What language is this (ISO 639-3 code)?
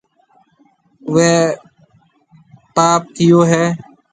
mve